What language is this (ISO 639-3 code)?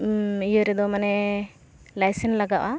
sat